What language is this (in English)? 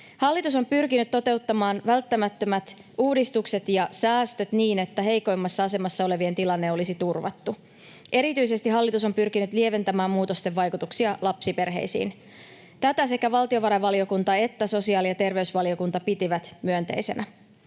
Finnish